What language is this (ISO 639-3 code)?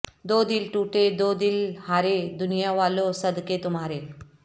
urd